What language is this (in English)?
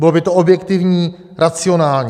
Czech